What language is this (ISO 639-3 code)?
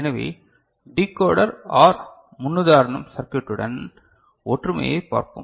tam